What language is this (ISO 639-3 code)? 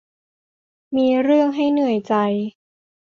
tha